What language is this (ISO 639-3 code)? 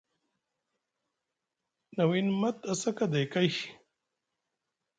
mug